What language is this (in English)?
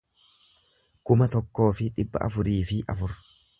Oromo